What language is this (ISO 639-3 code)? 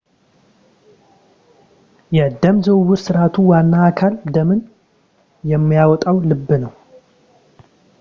amh